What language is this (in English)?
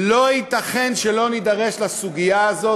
Hebrew